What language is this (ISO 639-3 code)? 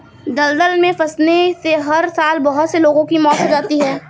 hin